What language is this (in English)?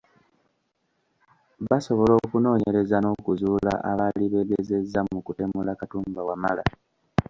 Ganda